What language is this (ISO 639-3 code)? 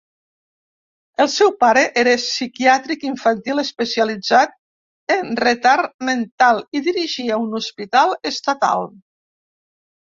cat